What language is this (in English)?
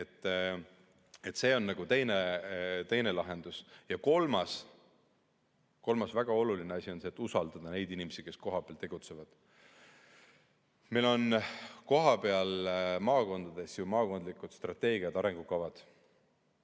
Estonian